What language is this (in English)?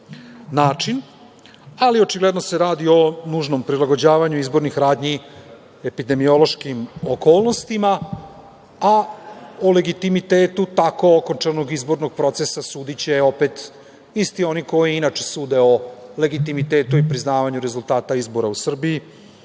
Serbian